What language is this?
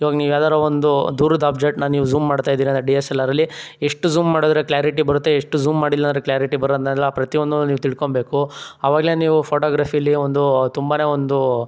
Kannada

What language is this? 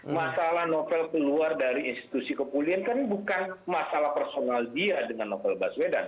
Indonesian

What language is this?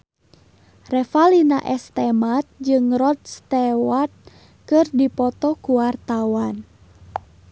Sundanese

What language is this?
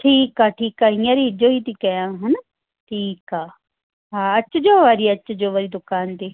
Sindhi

